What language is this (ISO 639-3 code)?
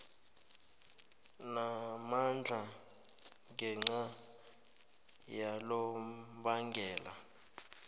nbl